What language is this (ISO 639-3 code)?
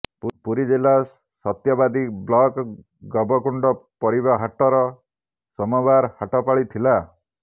ori